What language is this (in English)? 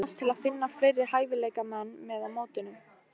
Icelandic